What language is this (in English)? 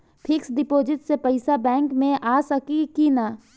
Bhojpuri